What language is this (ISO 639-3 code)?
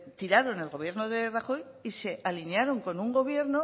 spa